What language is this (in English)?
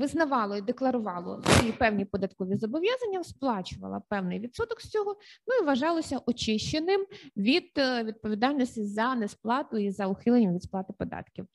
Ukrainian